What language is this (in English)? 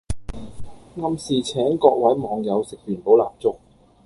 Cantonese